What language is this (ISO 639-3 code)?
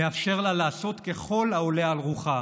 heb